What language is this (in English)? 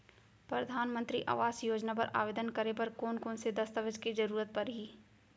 Chhattisgarhi